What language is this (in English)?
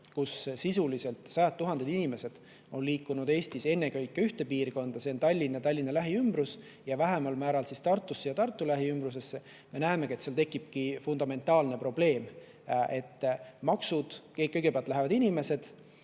Estonian